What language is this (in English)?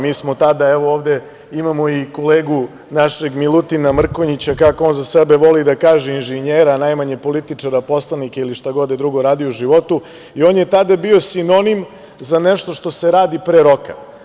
Serbian